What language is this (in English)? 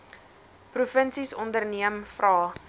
Afrikaans